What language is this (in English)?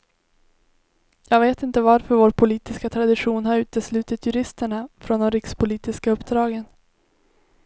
Swedish